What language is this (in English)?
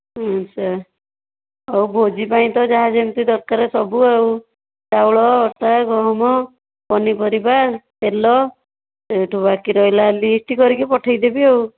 Odia